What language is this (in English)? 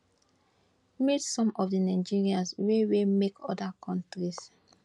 Nigerian Pidgin